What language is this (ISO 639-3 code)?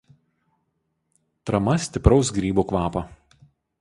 lit